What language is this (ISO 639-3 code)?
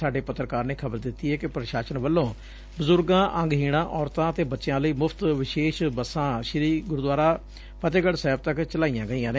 pan